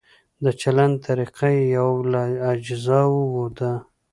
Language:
Pashto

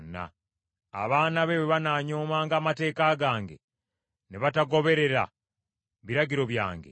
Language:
Ganda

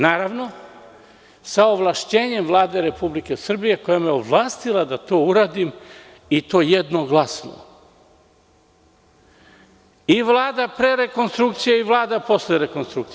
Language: Serbian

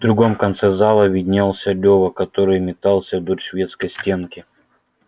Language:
Russian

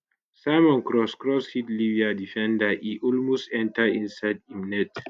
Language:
Nigerian Pidgin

